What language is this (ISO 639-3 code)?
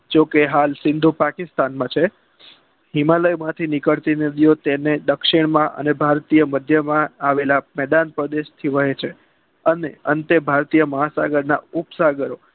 guj